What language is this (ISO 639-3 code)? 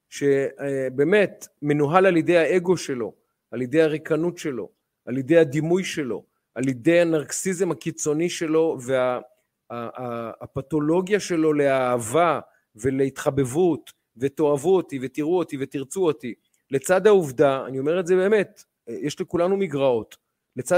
heb